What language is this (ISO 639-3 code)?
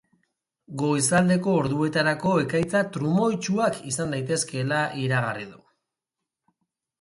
eus